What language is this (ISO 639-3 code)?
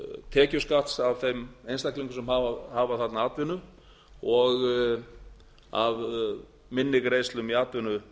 isl